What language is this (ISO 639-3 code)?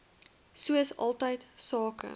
afr